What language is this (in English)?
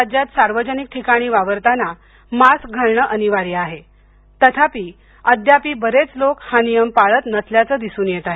Marathi